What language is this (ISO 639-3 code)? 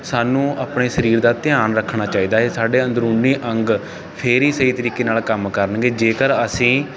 pan